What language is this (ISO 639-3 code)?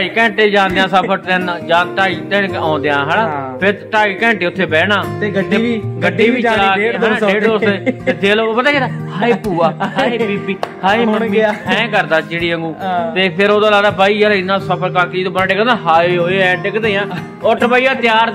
pan